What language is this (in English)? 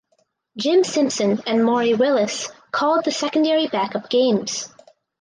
English